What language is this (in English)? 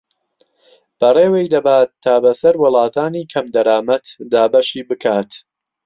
Central Kurdish